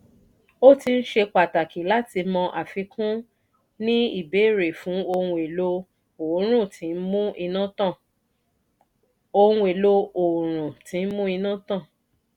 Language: Yoruba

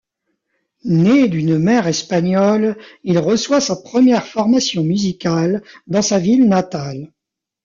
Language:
French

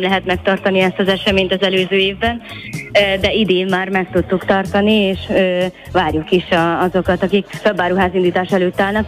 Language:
Hungarian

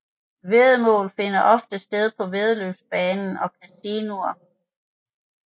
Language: Danish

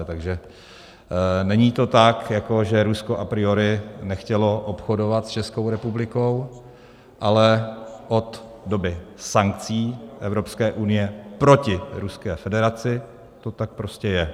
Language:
Czech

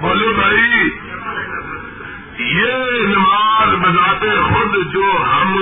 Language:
Urdu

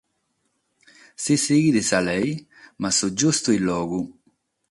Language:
Sardinian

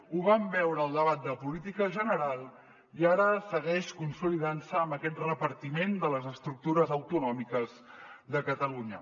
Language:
Catalan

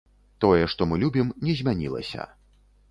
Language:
Belarusian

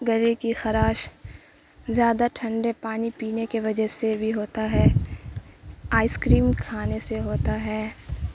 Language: Urdu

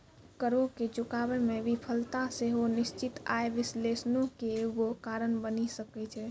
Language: Maithili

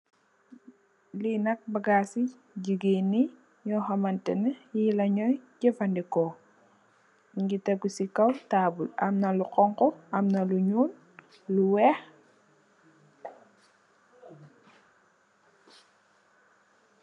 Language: Wolof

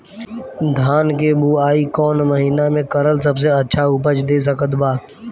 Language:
Bhojpuri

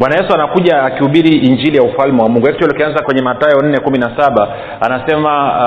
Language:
Swahili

